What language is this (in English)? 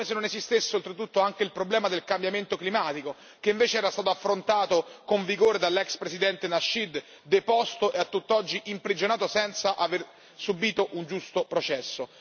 Italian